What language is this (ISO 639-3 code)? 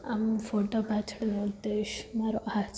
guj